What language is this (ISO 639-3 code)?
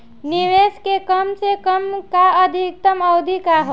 bho